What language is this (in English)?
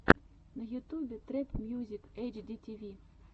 Russian